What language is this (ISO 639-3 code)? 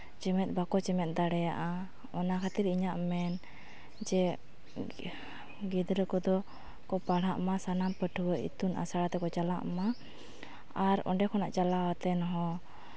sat